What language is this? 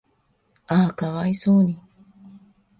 Japanese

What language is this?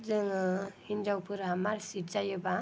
Bodo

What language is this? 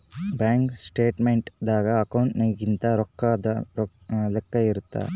Kannada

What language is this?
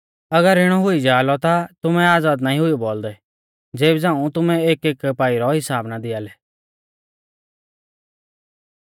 Mahasu Pahari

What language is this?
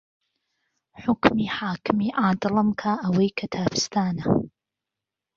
Central Kurdish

